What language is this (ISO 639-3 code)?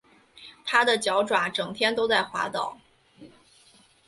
zho